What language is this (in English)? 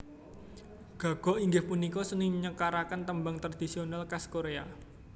Javanese